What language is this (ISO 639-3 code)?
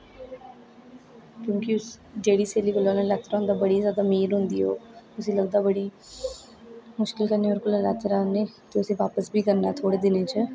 doi